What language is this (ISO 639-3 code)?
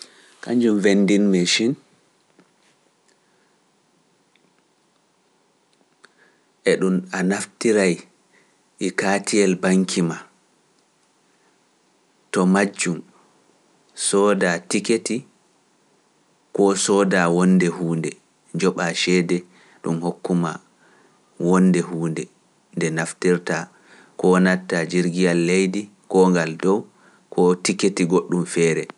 fuf